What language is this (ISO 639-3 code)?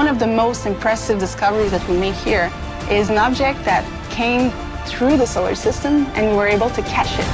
tur